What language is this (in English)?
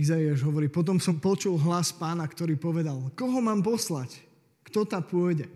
Slovak